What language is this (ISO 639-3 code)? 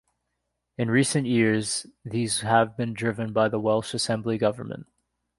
eng